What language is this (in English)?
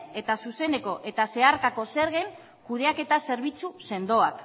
Basque